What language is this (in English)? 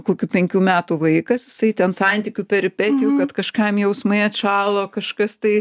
Lithuanian